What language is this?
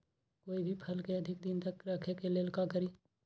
Magahi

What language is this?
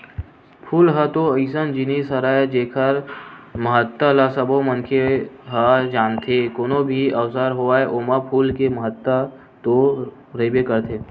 Chhattisgarhi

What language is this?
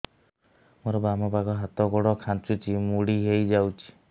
Odia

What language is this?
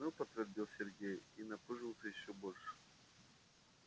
Russian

